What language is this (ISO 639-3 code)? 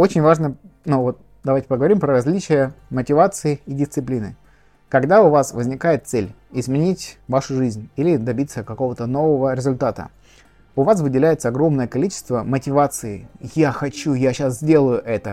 rus